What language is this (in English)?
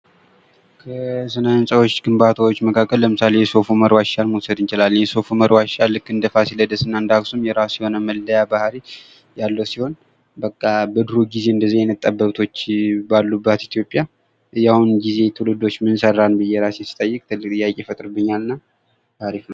Amharic